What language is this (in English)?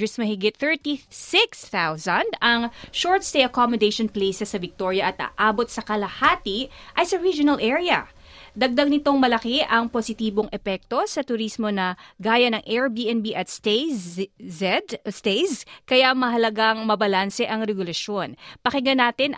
Filipino